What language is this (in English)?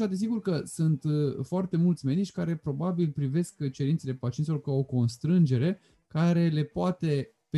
Romanian